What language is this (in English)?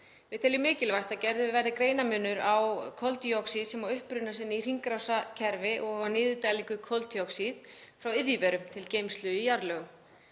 Icelandic